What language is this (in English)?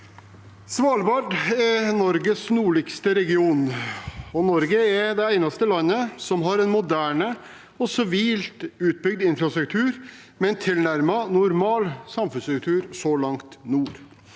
Norwegian